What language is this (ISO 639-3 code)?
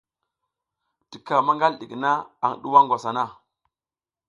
giz